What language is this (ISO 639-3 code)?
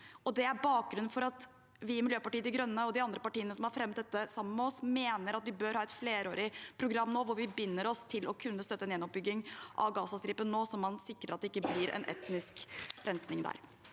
nor